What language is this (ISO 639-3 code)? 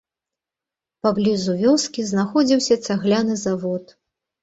bel